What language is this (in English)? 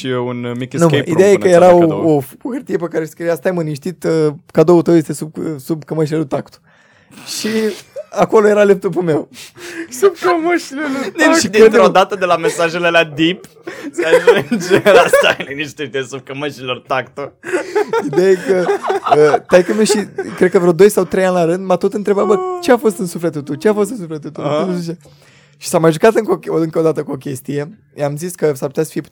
Romanian